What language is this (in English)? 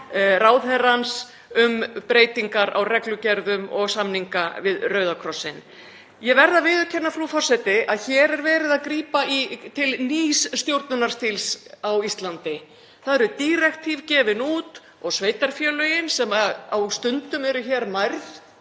Icelandic